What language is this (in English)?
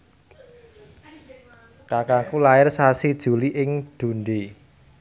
Javanese